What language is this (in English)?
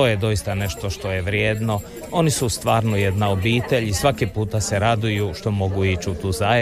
Croatian